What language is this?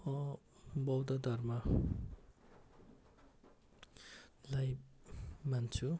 Nepali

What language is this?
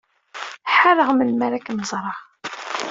Kabyle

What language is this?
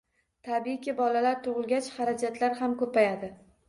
Uzbek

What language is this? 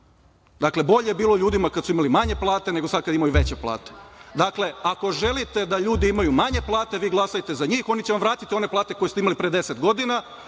Serbian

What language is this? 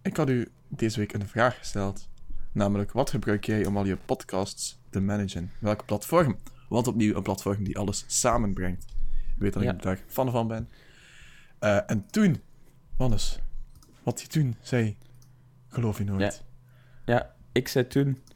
Dutch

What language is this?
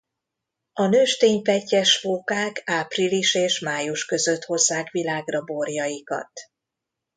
Hungarian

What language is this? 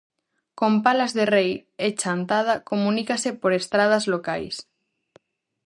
Galician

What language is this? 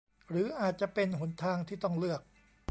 Thai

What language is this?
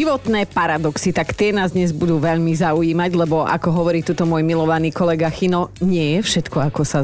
Slovak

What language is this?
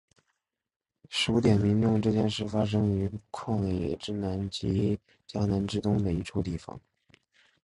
Chinese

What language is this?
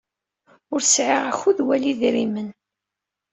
Kabyle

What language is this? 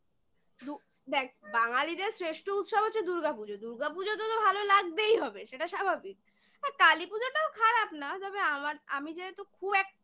Bangla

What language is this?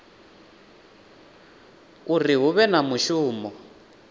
Venda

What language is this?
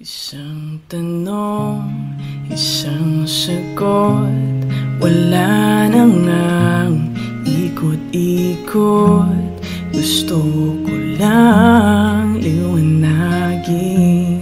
Indonesian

